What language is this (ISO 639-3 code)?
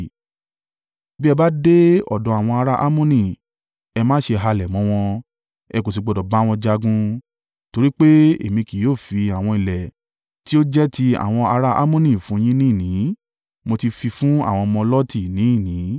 yor